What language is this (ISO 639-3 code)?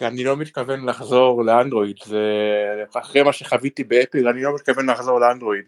heb